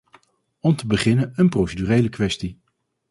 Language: Dutch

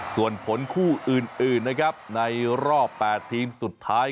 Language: Thai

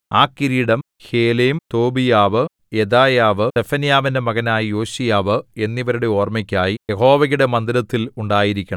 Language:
Malayalam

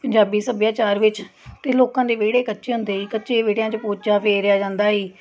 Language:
Punjabi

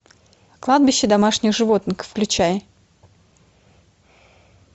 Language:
Russian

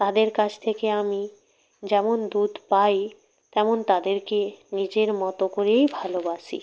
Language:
Bangla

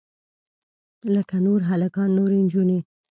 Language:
Pashto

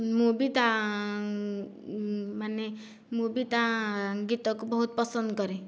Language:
Odia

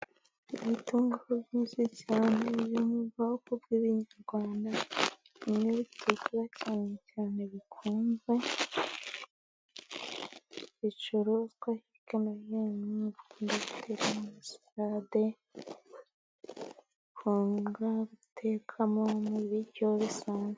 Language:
Kinyarwanda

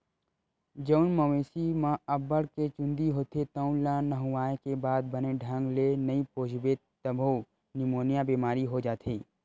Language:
Chhattisgarhi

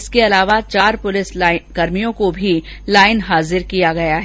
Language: Hindi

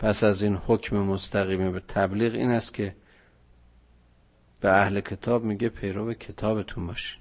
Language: Persian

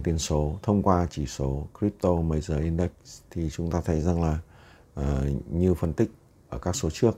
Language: Vietnamese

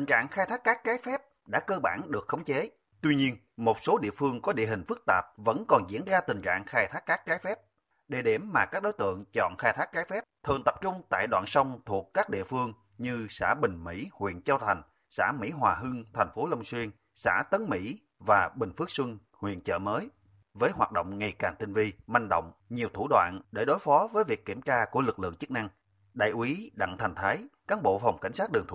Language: Vietnamese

